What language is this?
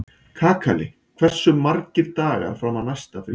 Icelandic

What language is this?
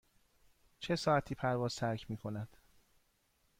Persian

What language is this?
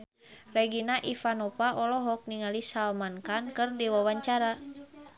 Sundanese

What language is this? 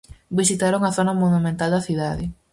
Galician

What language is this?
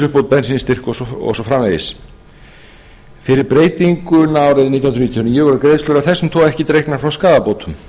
Icelandic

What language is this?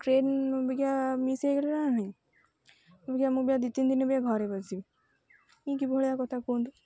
Odia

